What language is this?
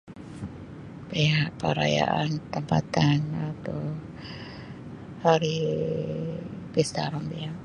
Sabah Malay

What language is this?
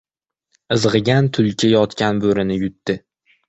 Uzbek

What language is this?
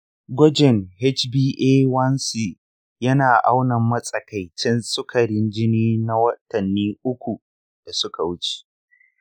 Hausa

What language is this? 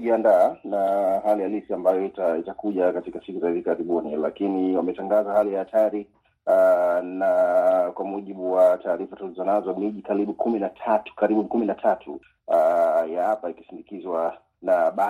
Swahili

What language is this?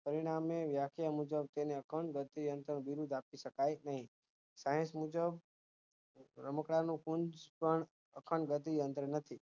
Gujarati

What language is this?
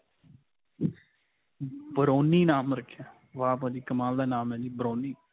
Punjabi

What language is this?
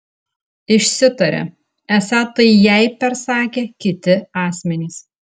Lithuanian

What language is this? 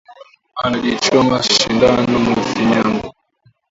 Swahili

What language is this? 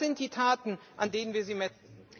German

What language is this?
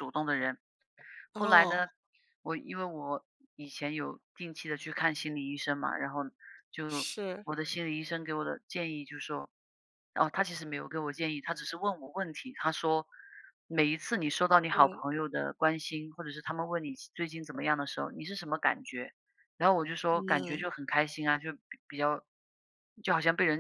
Chinese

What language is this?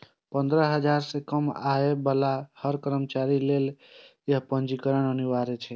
Maithili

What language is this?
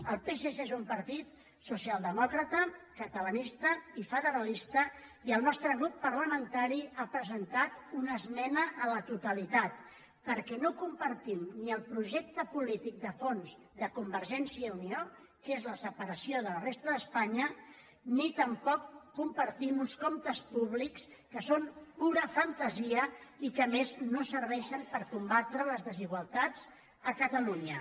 Catalan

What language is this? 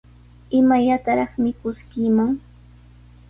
Sihuas Ancash Quechua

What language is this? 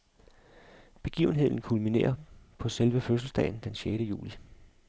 Danish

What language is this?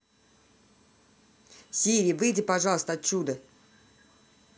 Russian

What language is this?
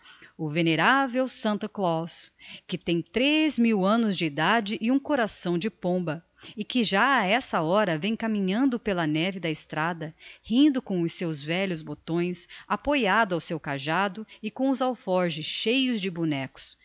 Portuguese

